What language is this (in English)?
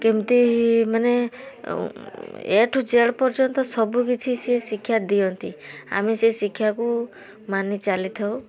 Odia